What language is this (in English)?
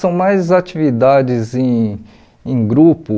Portuguese